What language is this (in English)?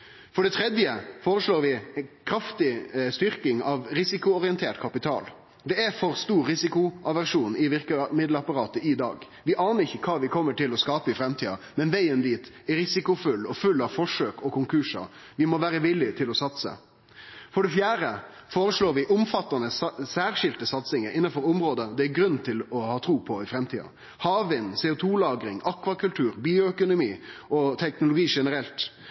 Norwegian Nynorsk